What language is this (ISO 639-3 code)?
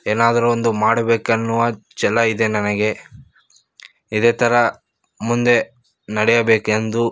kan